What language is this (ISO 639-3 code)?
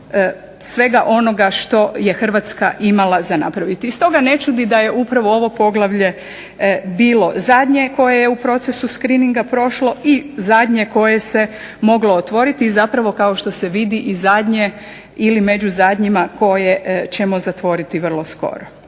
hrv